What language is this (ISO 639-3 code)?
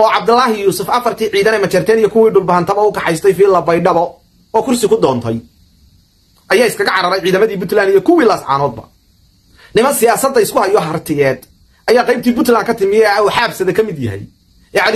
ara